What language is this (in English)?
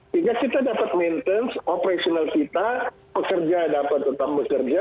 Indonesian